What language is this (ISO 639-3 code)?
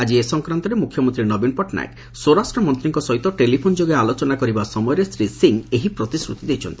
ori